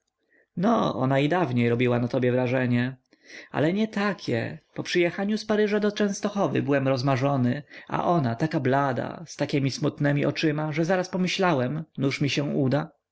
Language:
Polish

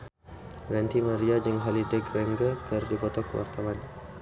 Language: Sundanese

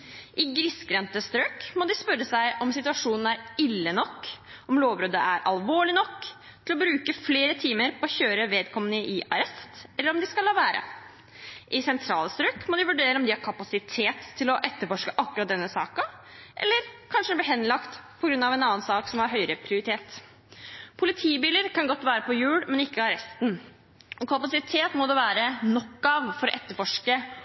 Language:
Norwegian Bokmål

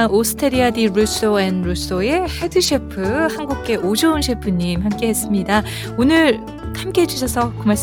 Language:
Korean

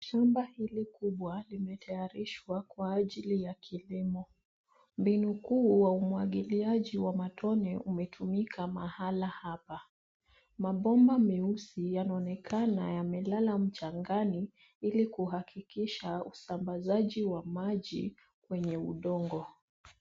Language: Swahili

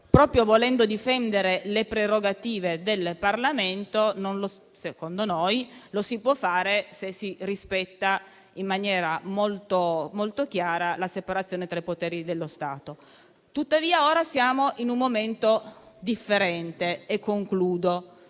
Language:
Italian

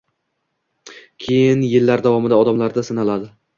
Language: Uzbek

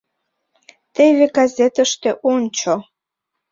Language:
Mari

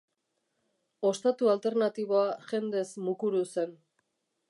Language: Basque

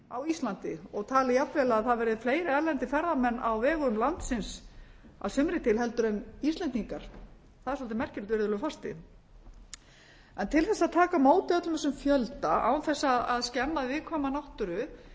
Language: Icelandic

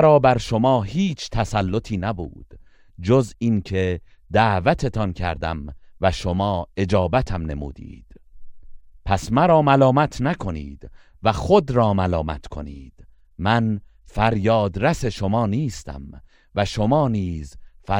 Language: Persian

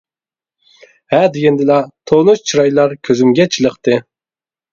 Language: Uyghur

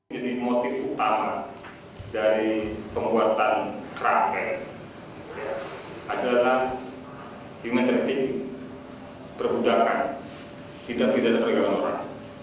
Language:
Indonesian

